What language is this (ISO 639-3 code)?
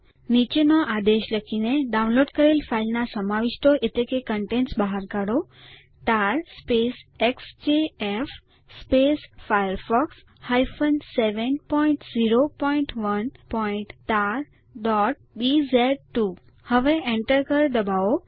guj